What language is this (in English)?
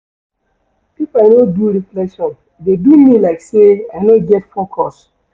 Nigerian Pidgin